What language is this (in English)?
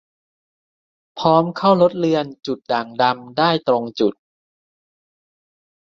Thai